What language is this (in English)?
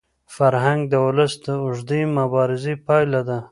Pashto